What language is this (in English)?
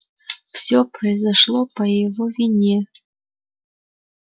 Russian